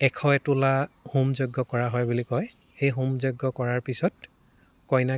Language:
Assamese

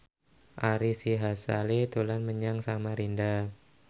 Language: Javanese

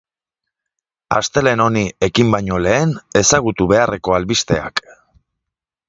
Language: Basque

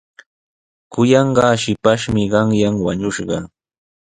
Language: Sihuas Ancash Quechua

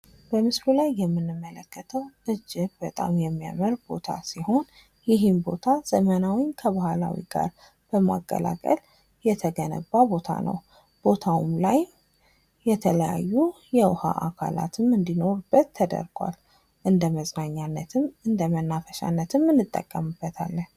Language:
Amharic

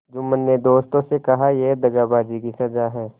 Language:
Hindi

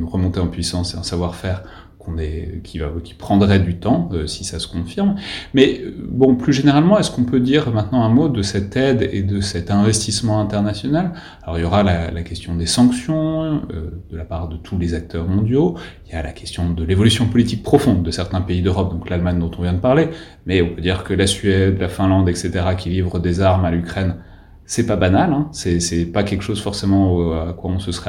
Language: French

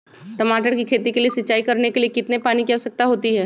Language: Magahi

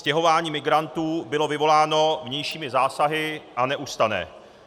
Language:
Czech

